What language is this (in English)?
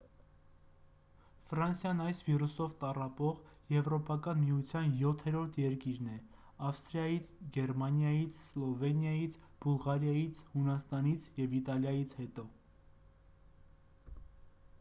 Armenian